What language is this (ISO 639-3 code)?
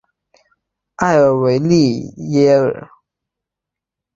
zho